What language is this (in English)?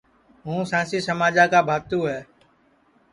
Sansi